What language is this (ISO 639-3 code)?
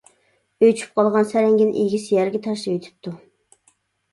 uig